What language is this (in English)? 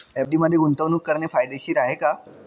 Marathi